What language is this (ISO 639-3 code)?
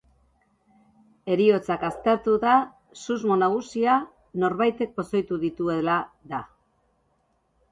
eus